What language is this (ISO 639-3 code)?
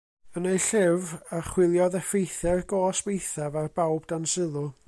cym